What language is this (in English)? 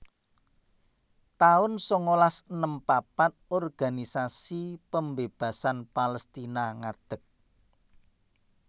Javanese